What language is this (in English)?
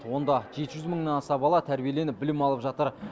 Kazakh